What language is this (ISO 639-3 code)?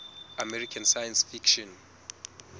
sot